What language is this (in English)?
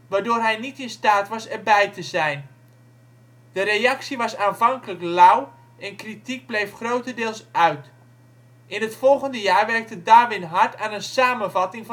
Dutch